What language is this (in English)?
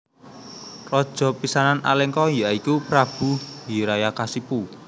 Javanese